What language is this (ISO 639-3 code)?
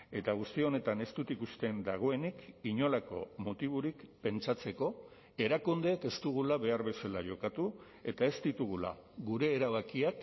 eus